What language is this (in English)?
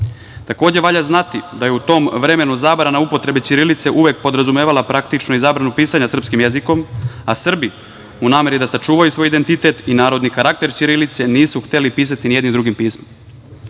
Serbian